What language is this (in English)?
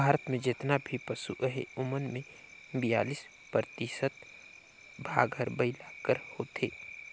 Chhattisgarhi